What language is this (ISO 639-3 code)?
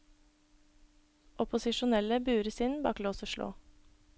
nor